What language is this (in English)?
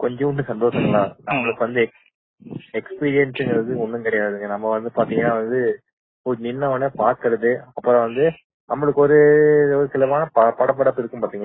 Tamil